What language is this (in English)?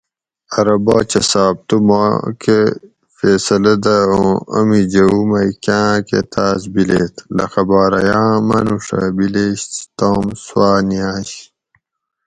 Gawri